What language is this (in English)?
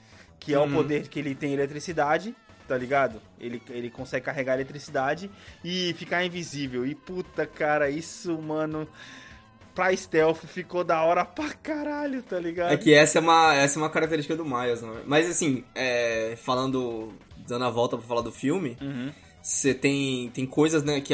Portuguese